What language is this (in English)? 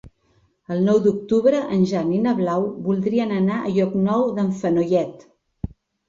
Catalan